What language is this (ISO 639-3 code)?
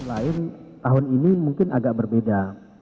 ind